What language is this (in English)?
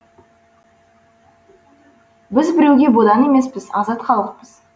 Kazakh